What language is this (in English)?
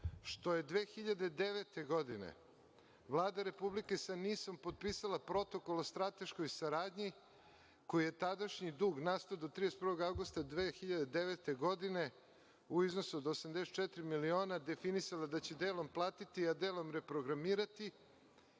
Serbian